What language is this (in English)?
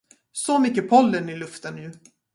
Swedish